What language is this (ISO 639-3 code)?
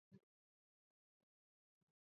kat